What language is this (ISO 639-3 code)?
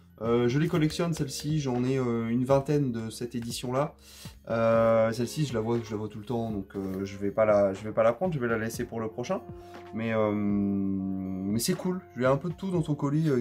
fra